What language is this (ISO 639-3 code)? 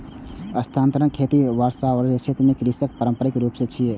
mai